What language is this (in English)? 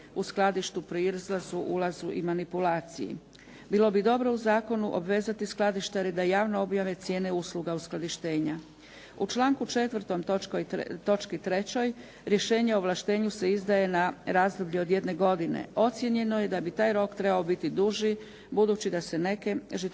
Croatian